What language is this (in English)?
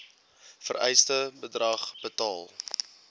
Afrikaans